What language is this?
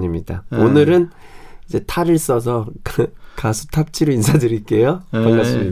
Korean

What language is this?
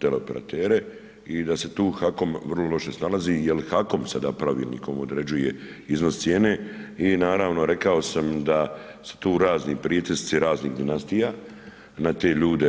Croatian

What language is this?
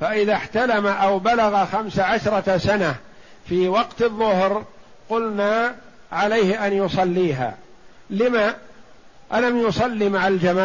Arabic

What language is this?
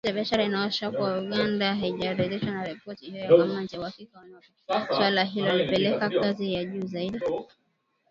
Swahili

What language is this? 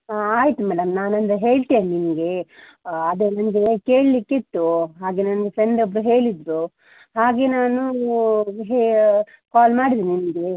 Kannada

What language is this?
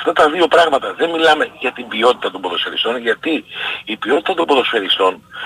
Greek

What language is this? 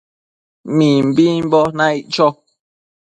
Matsés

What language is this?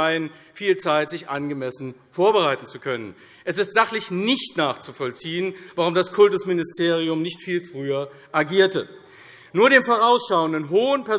German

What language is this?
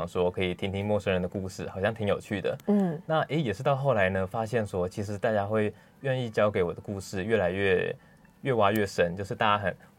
Chinese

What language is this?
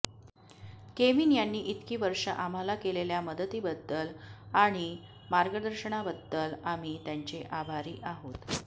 Marathi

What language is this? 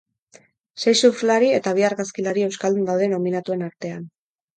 Basque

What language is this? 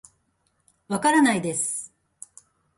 Japanese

